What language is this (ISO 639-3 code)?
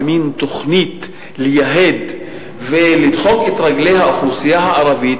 heb